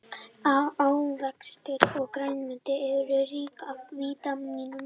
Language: Icelandic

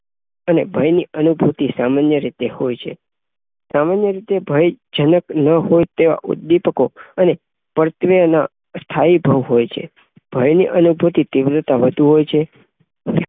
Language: Gujarati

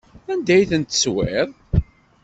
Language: Kabyle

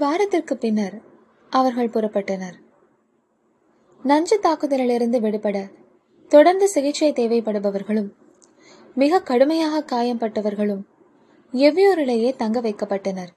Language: Tamil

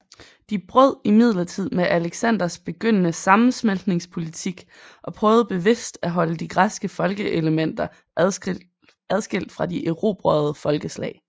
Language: Danish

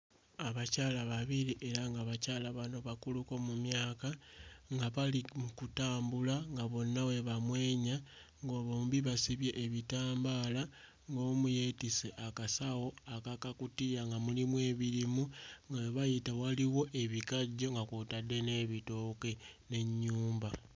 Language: Ganda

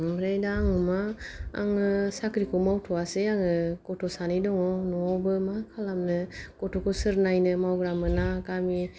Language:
Bodo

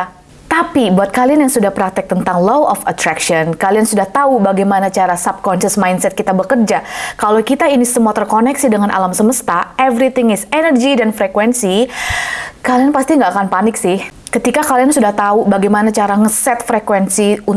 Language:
Indonesian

